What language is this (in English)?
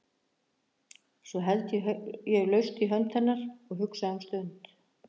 Icelandic